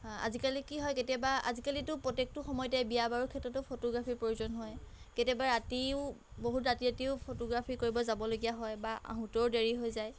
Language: Assamese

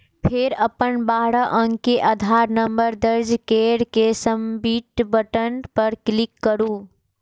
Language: Maithili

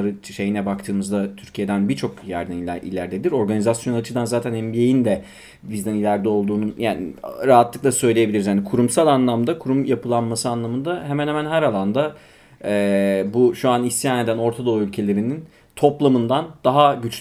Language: Turkish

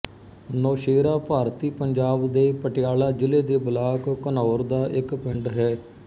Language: Punjabi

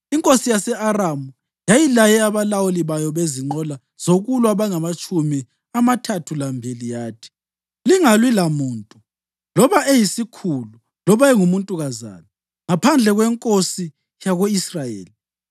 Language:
North Ndebele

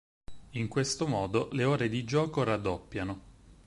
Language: Italian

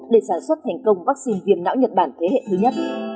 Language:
Vietnamese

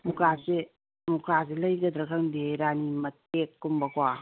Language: Manipuri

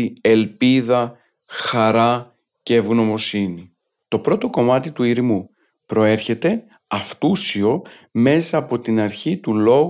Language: Greek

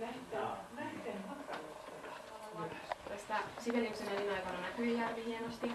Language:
Finnish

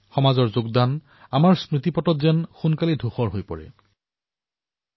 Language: Assamese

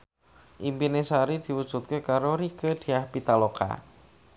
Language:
Javanese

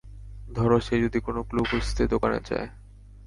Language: Bangla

